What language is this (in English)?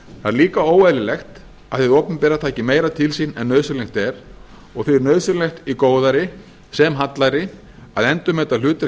Icelandic